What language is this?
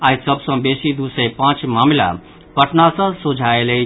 Maithili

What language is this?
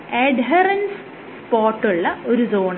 Malayalam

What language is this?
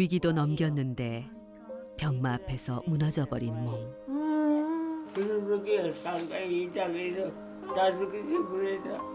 Korean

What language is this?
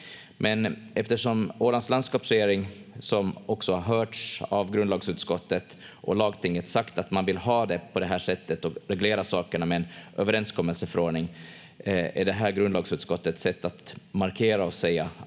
Finnish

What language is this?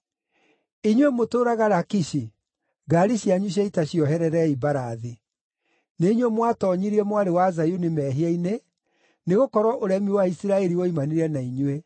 Kikuyu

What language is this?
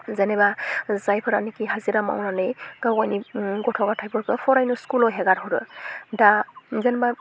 Bodo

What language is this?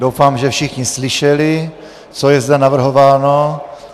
Czech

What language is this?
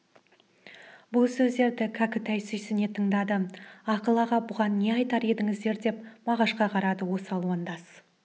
Kazakh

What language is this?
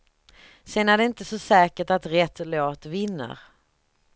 Swedish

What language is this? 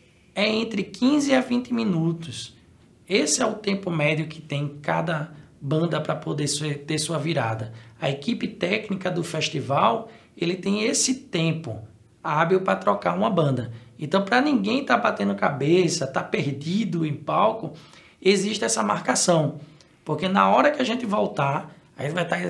Portuguese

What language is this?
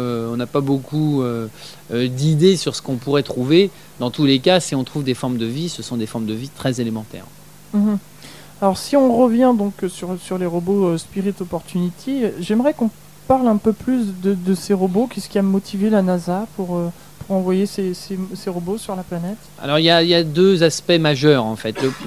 French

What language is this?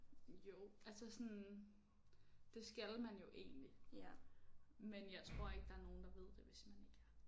Danish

